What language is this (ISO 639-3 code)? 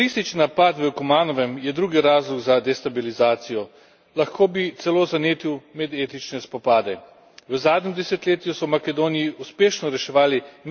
slv